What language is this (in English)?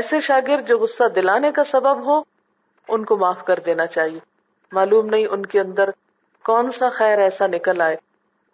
Urdu